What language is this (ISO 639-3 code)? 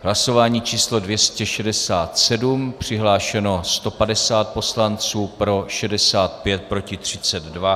ces